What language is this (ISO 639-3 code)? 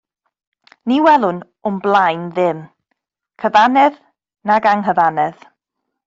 cym